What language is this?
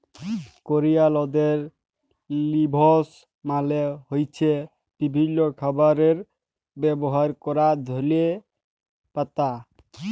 Bangla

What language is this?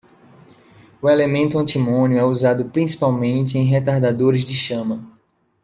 Portuguese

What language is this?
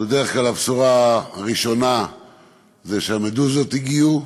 Hebrew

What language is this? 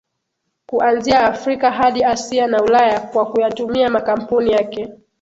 Swahili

